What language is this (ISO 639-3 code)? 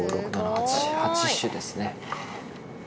jpn